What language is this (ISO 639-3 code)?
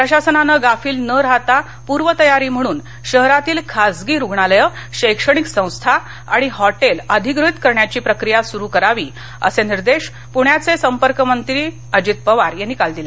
mar